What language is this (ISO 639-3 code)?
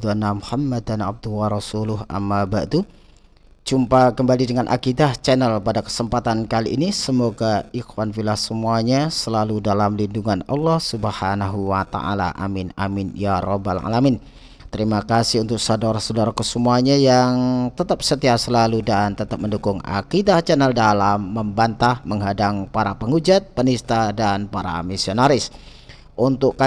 ind